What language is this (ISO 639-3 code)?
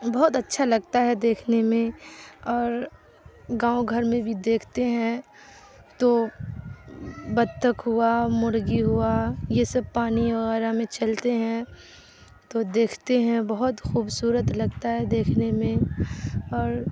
urd